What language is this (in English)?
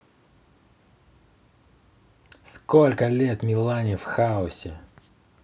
Russian